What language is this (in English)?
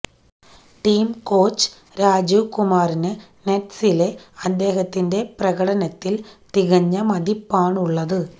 Malayalam